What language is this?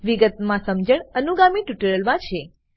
Gujarati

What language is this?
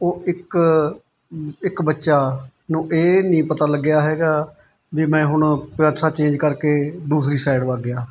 Punjabi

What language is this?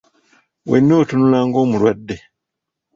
Ganda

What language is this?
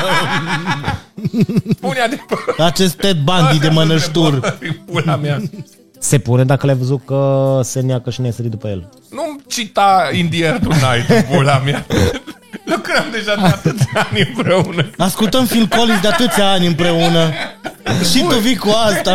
Romanian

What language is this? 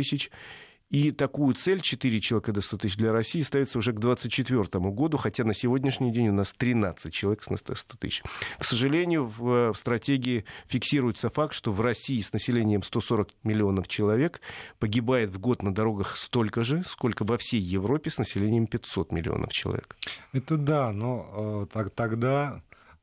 Russian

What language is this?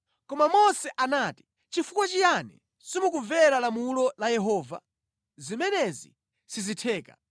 Nyanja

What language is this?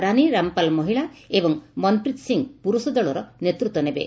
Odia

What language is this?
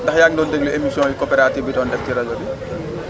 Wolof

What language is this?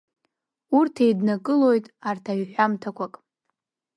Abkhazian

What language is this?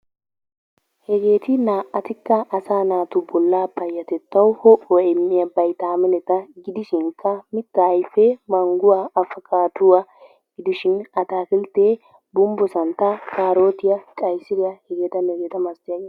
Wolaytta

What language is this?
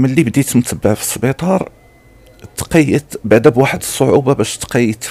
Arabic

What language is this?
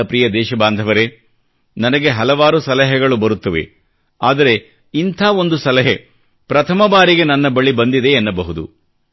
Kannada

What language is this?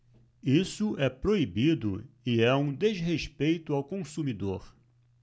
Portuguese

